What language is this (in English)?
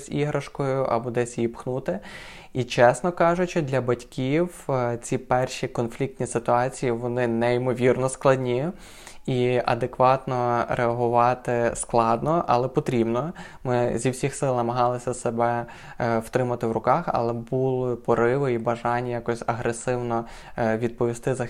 Ukrainian